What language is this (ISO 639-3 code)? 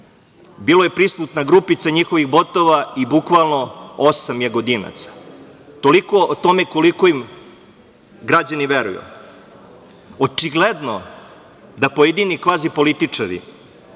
srp